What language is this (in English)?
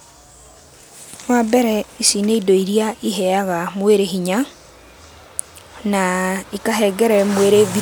Kikuyu